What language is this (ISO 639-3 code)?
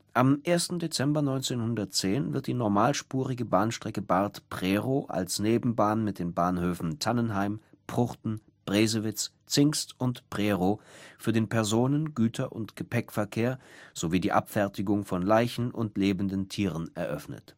deu